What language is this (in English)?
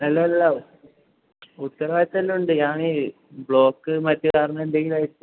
Malayalam